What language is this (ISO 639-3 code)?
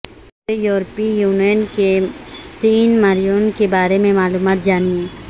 urd